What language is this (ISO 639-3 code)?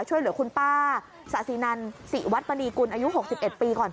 tha